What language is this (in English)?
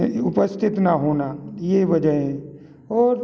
Hindi